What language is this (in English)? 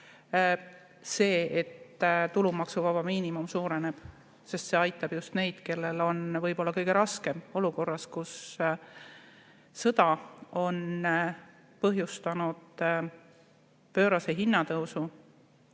Estonian